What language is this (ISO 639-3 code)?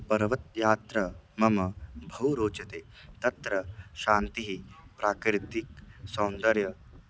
san